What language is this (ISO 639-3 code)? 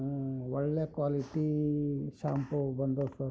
kan